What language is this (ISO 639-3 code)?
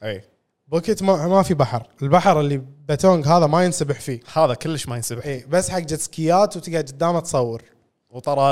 ara